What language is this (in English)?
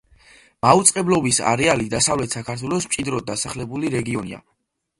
Georgian